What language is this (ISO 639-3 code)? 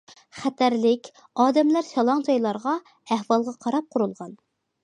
uig